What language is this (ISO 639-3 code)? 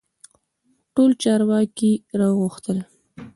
pus